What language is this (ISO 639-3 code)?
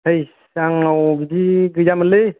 brx